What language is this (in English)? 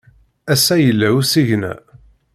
Kabyle